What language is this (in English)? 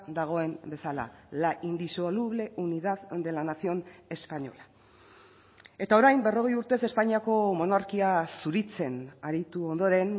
Basque